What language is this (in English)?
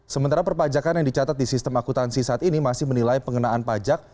Indonesian